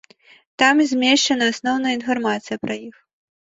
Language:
Belarusian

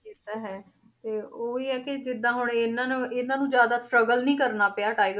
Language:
Punjabi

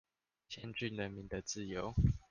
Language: Chinese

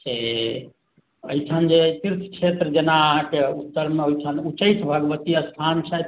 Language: Maithili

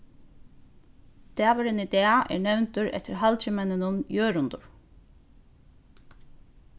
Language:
Faroese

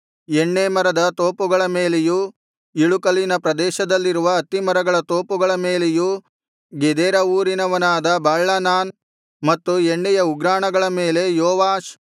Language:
Kannada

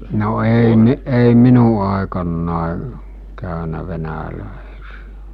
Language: Finnish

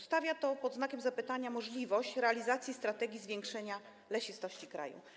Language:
Polish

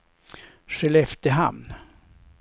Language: Swedish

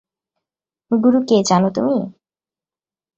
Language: Bangla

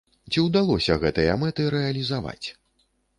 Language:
Belarusian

